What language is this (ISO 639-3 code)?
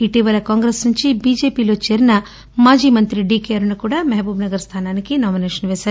tel